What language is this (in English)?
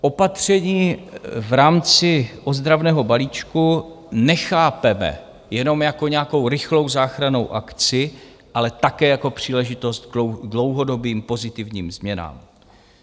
Czech